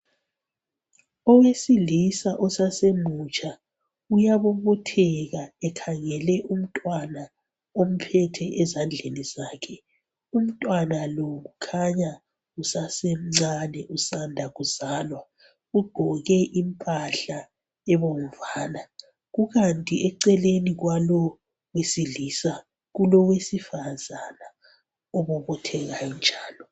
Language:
North Ndebele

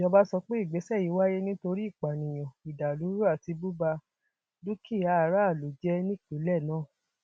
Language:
Yoruba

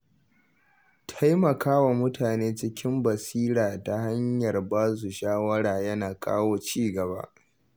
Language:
Hausa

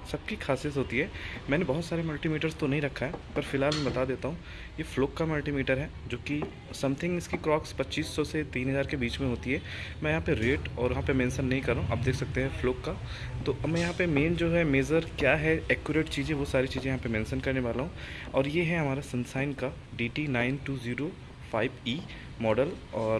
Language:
Hindi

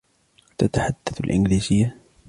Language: Arabic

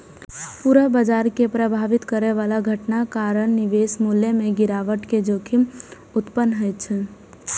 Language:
Maithili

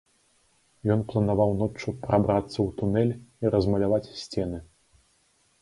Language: Belarusian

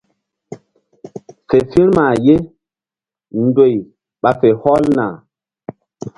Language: Mbum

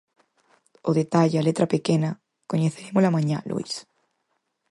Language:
Galician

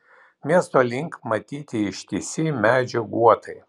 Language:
Lithuanian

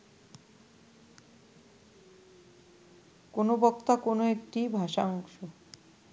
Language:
Bangla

